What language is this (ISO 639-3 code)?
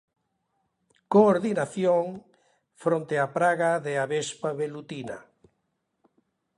glg